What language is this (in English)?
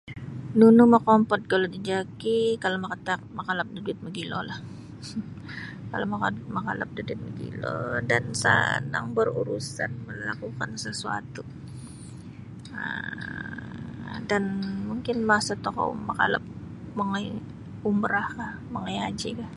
Sabah Bisaya